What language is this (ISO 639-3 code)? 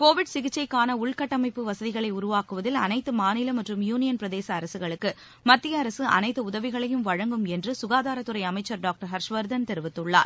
tam